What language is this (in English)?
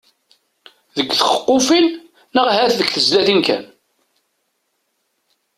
Kabyle